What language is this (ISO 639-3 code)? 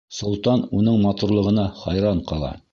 bak